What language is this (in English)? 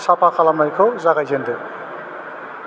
Bodo